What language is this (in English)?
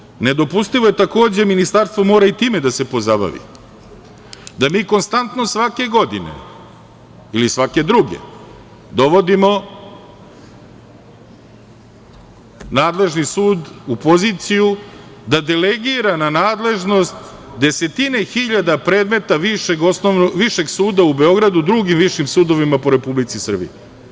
Serbian